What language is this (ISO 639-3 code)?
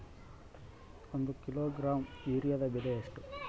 kan